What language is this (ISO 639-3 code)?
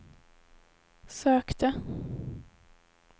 swe